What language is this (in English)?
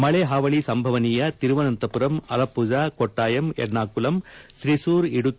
Kannada